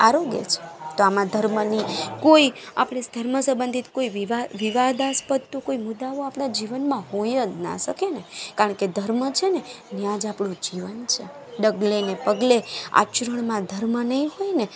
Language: Gujarati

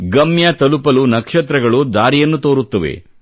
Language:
Kannada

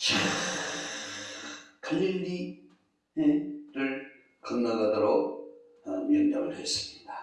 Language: Korean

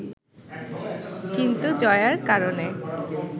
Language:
Bangla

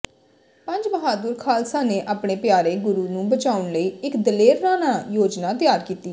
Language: Punjabi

